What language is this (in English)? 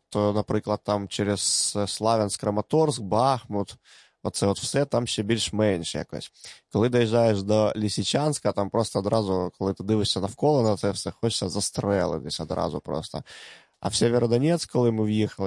Ukrainian